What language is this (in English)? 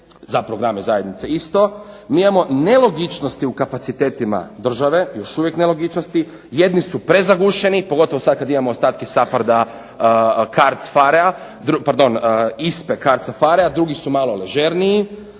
Croatian